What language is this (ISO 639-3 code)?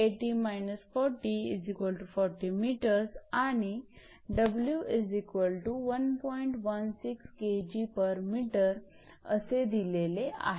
mar